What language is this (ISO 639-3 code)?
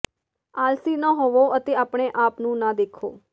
pan